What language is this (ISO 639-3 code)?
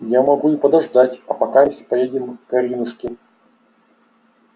rus